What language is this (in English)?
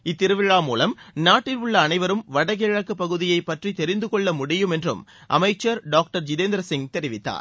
Tamil